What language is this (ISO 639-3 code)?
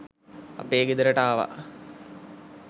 sin